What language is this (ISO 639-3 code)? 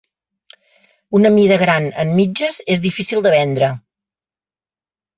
cat